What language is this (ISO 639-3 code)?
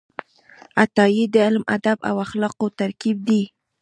pus